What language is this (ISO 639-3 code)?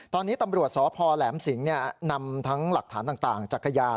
tha